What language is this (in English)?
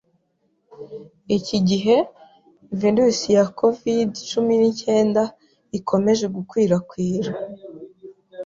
Kinyarwanda